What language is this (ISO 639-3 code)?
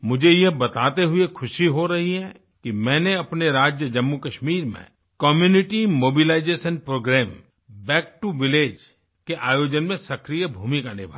hin